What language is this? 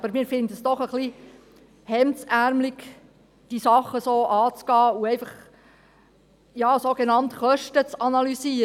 Swiss German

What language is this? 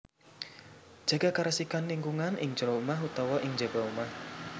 Javanese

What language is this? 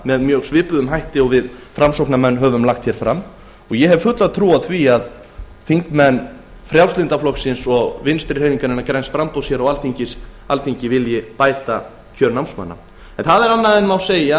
Icelandic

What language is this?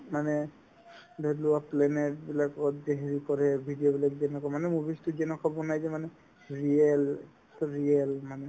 Assamese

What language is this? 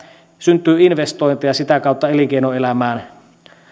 Finnish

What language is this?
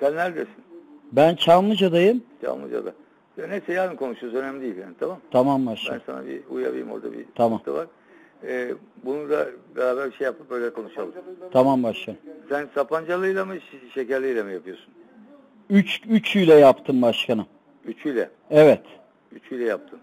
Turkish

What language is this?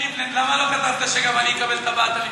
Hebrew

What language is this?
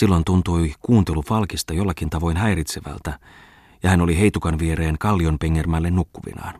Finnish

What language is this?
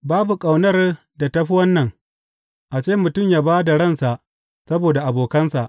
Hausa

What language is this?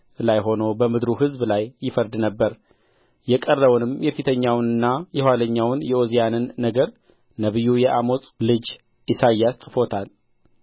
Amharic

